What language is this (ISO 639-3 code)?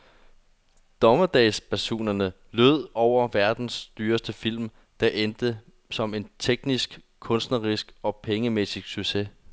dan